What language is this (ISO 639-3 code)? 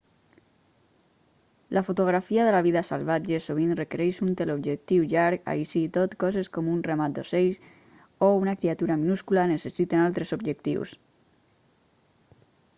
cat